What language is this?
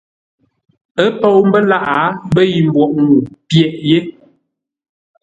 Ngombale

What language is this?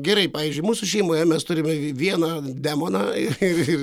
Lithuanian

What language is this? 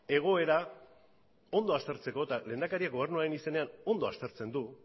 Basque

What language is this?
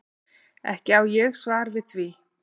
Icelandic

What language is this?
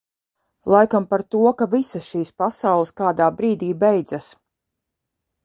Latvian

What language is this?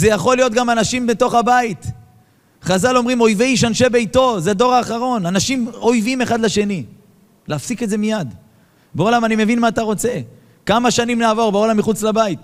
Hebrew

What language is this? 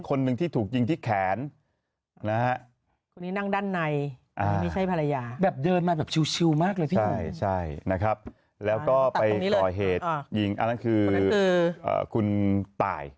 Thai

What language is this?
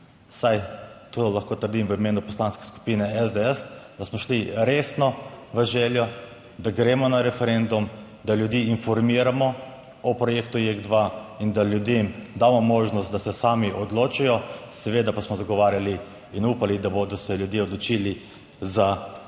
Slovenian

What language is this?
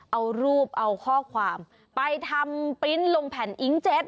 Thai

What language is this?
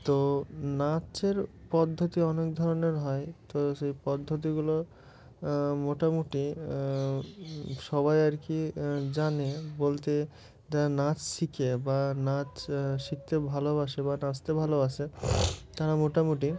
Bangla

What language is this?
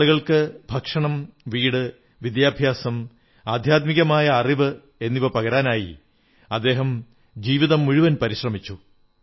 Malayalam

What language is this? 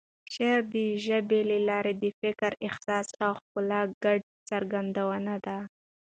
Pashto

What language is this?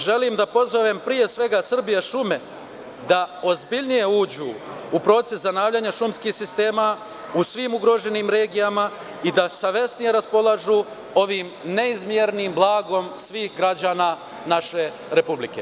Serbian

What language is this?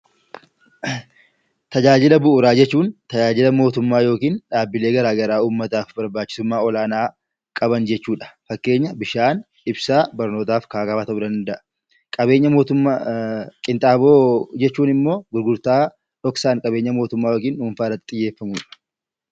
Oromo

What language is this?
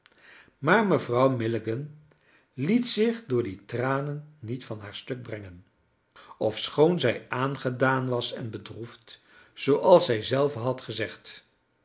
Dutch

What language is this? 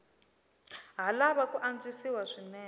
Tsonga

